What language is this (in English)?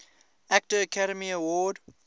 English